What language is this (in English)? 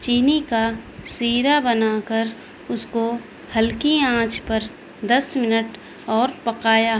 Urdu